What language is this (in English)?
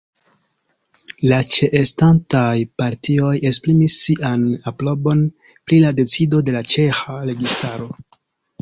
Esperanto